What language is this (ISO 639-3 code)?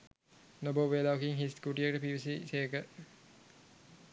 sin